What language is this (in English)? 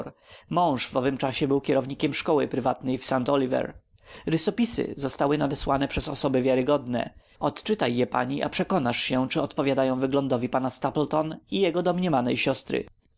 Polish